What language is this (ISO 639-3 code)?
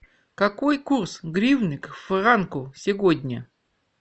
rus